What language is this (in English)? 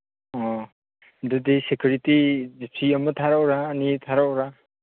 Manipuri